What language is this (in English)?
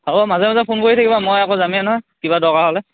Assamese